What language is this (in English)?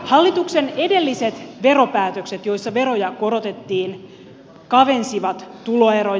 Finnish